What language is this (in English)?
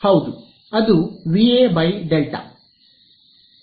Kannada